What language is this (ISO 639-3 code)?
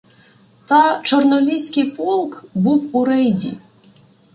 ukr